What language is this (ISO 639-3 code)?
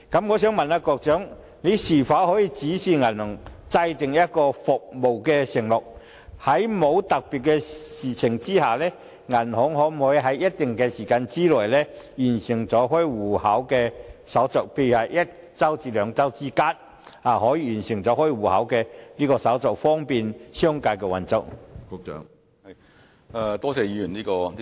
yue